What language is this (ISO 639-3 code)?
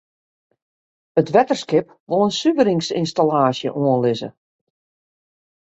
fry